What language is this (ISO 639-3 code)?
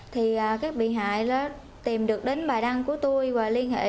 vie